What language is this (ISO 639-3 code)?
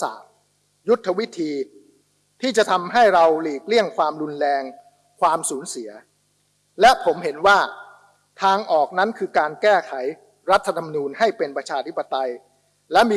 tha